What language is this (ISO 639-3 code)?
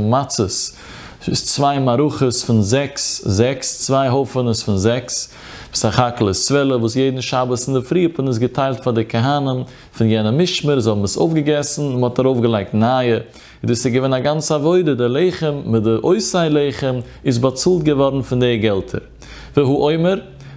nld